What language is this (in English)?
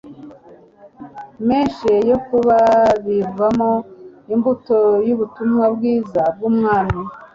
Kinyarwanda